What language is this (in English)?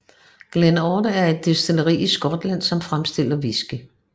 Danish